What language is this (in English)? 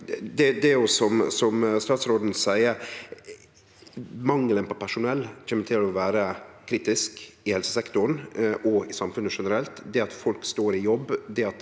Norwegian